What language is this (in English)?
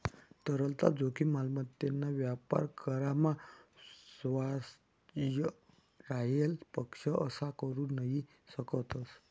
Marathi